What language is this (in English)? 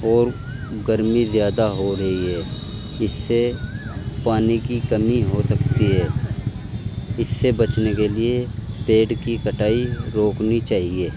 Urdu